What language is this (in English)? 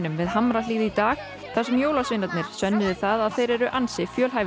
Icelandic